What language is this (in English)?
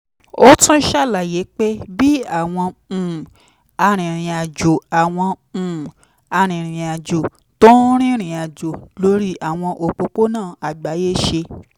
Yoruba